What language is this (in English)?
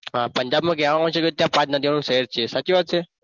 Gujarati